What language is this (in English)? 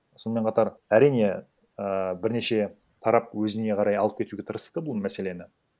Kazakh